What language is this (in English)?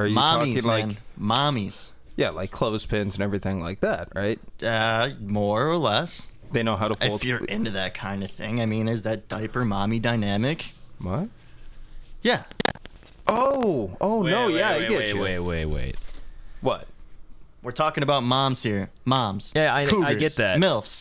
English